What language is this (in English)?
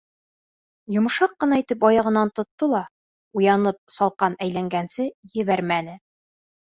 Bashkir